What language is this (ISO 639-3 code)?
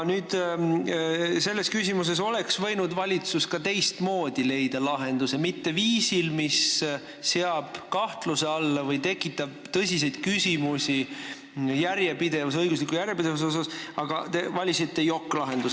est